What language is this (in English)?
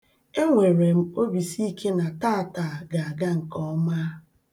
Igbo